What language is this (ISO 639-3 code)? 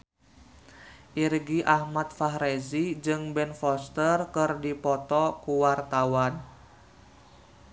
sun